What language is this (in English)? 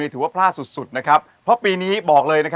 Thai